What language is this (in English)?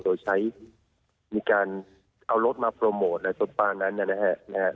Thai